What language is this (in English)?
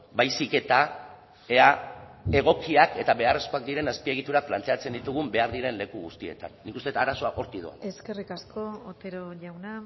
Basque